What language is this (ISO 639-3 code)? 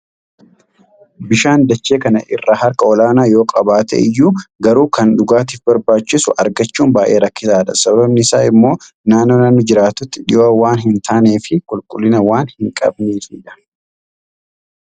orm